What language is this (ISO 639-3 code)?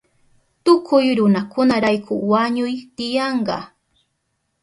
qup